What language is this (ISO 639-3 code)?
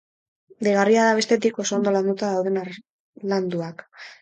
eus